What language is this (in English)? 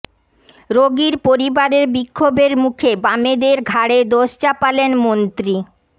Bangla